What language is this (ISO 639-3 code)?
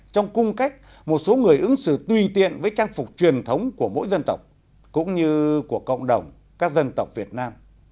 vie